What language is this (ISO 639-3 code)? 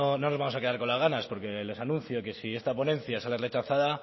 spa